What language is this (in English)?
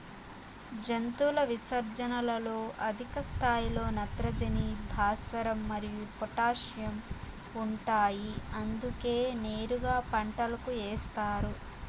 Telugu